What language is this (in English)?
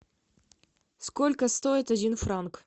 Russian